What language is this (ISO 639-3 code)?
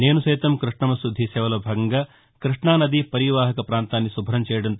tel